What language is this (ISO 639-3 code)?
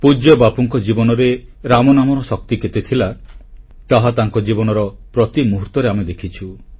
ori